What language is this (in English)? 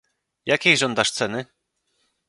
Polish